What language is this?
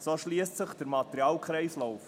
Swiss German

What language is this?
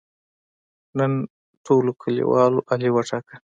Pashto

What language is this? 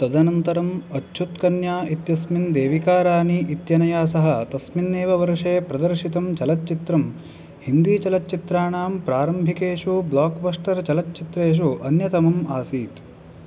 Sanskrit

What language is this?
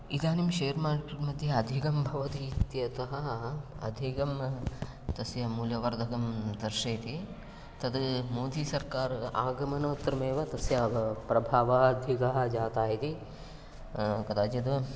Sanskrit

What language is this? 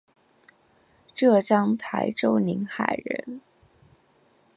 Chinese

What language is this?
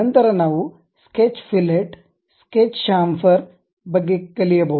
Kannada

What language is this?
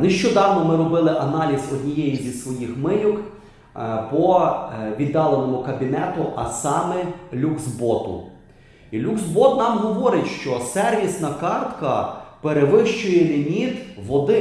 Ukrainian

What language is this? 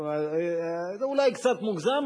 Hebrew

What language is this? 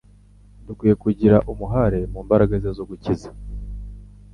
Kinyarwanda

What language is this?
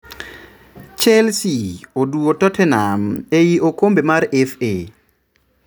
Luo (Kenya and Tanzania)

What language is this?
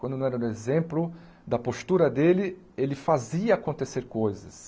Portuguese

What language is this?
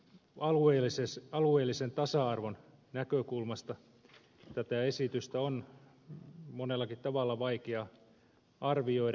Finnish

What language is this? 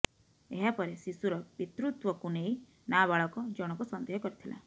Odia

